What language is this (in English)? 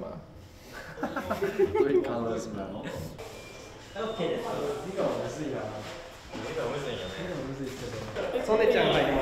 Japanese